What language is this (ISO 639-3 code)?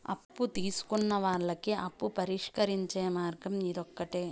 tel